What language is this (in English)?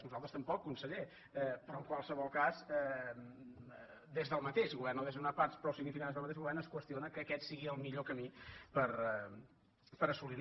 Catalan